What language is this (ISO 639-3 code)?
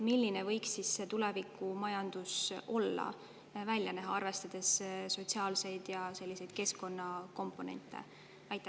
est